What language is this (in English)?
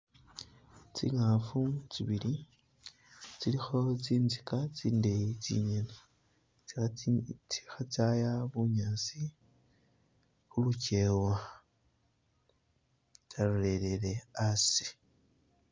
Masaaba